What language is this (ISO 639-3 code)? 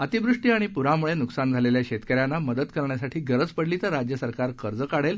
mar